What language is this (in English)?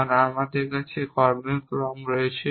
Bangla